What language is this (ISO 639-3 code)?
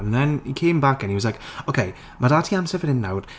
cym